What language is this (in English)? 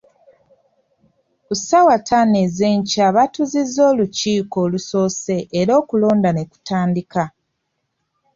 Ganda